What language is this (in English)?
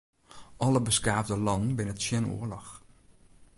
Western Frisian